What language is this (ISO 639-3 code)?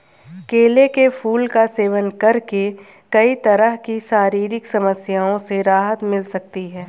hin